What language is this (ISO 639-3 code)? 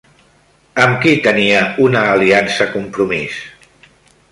cat